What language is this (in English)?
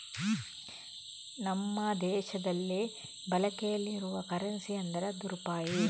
Kannada